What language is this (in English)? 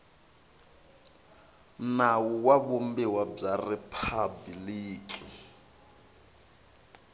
Tsonga